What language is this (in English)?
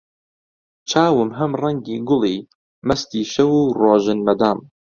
Central Kurdish